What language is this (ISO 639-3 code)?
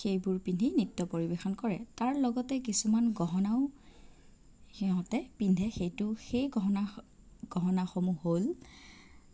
asm